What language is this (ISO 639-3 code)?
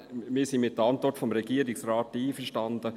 gsw